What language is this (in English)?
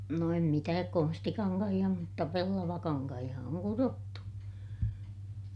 Finnish